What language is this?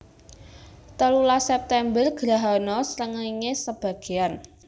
Javanese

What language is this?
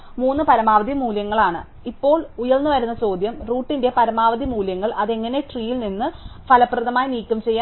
Malayalam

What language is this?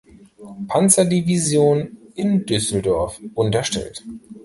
German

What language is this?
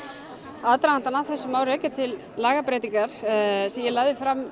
Icelandic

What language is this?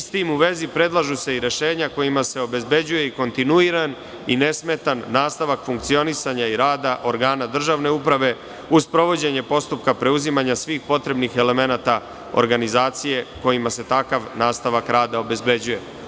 Serbian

